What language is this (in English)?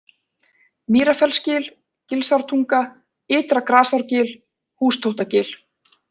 Icelandic